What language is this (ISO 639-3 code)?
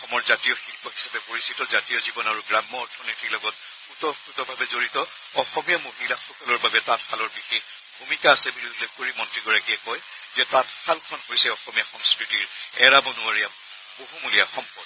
asm